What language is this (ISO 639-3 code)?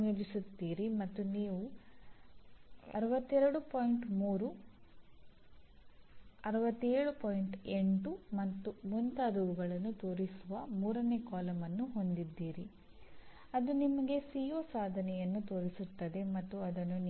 kan